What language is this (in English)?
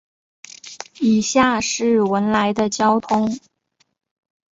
Chinese